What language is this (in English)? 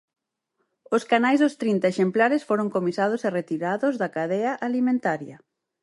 Galician